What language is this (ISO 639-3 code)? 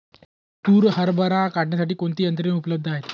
mar